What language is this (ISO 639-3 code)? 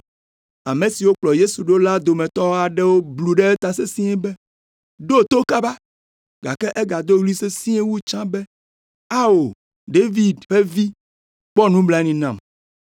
ewe